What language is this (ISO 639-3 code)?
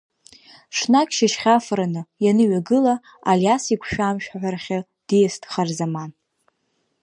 abk